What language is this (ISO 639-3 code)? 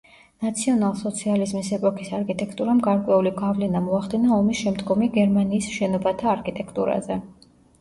kat